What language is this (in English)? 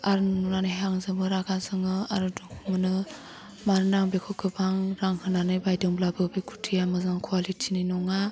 Bodo